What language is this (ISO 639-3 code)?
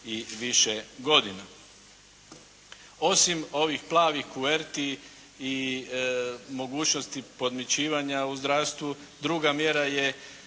hrv